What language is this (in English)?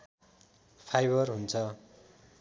Nepali